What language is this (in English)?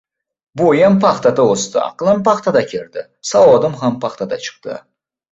Uzbek